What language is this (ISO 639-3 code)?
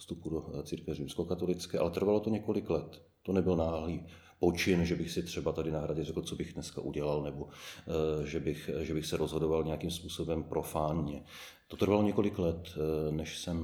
ces